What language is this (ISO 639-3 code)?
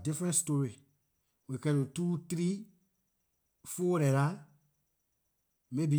lir